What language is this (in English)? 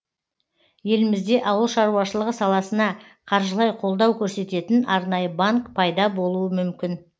Kazakh